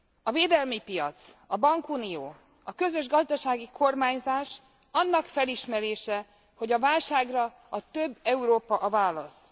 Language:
Hungarian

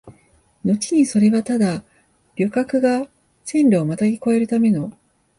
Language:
Japanese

